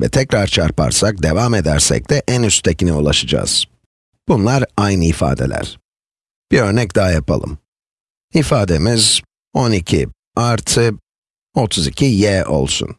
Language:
Turkish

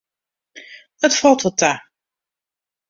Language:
Western Frisian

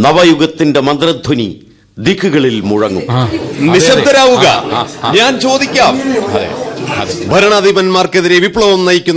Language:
Malayalam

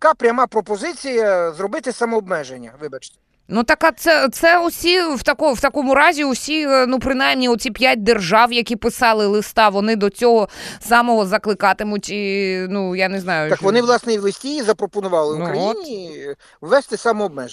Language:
Ukrainian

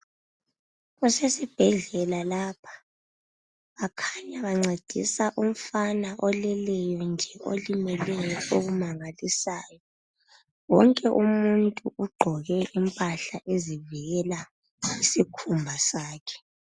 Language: North Ndebele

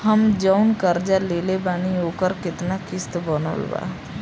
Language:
Bhojpuri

